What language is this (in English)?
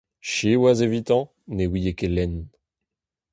Breton